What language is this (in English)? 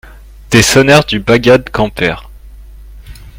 French